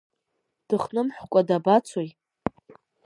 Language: Abkhazian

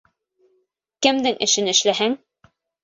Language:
Bashkir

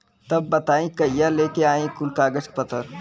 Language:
Bhojpuri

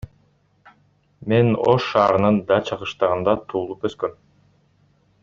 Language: Kyrgyz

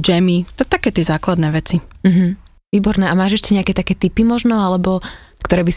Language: Slovak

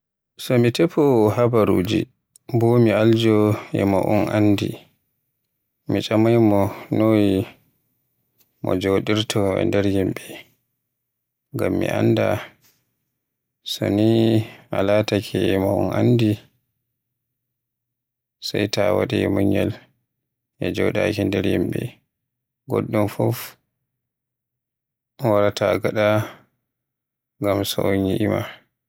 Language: Western Niger Fulfulde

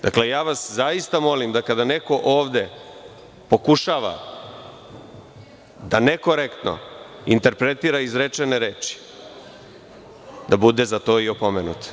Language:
Serbian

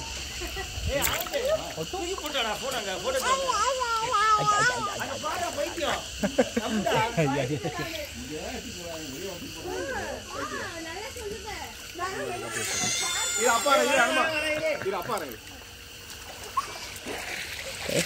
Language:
Malayalam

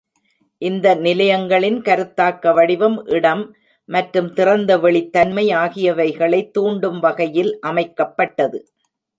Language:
Tamil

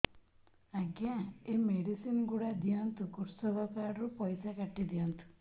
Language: Odia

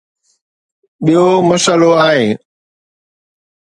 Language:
Sindhi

